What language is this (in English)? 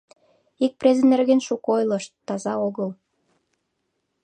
Mari